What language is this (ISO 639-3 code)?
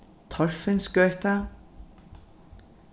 fao